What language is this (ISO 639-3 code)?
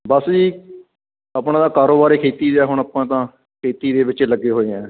pan